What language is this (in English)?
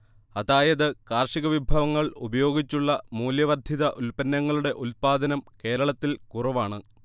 Malayalam